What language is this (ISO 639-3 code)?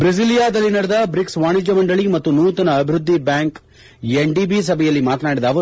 kan